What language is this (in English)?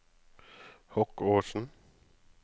Norwegian